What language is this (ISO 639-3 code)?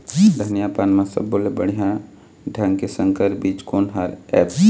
hne